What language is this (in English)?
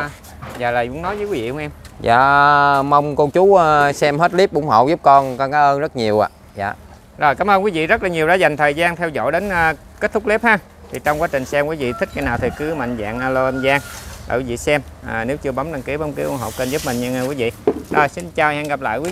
Vietnamese